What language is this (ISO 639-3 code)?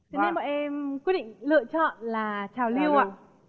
vie